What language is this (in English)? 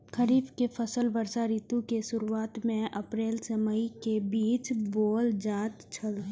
Maithili